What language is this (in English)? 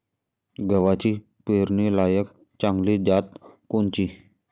Marathi